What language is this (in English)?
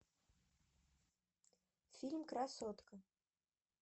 Russian